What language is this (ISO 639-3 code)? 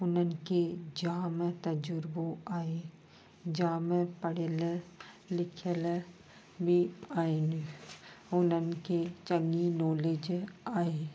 snd